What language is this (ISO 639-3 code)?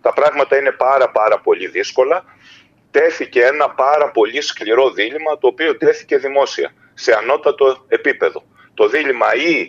ell